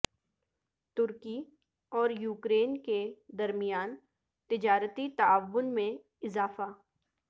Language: Urdu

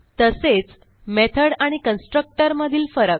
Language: Marathi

